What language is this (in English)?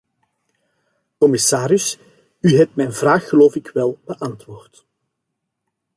Dutch